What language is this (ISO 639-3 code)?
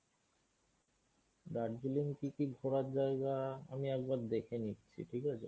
ben